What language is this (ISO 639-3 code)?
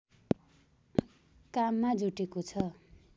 nep